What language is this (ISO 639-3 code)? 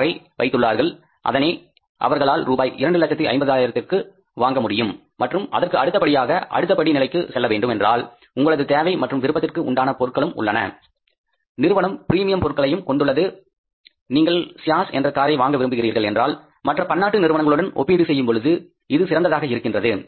tam